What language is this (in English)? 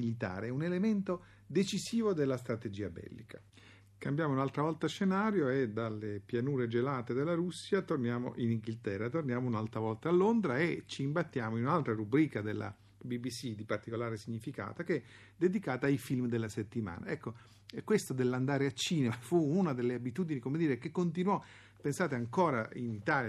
Italian